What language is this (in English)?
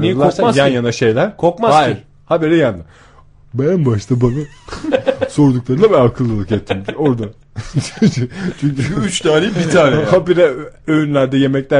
Turkish